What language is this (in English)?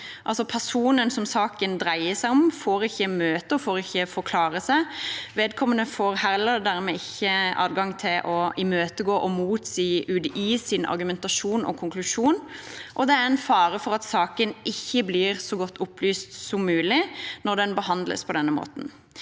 Norwegian